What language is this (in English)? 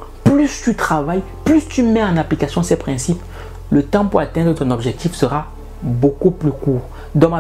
French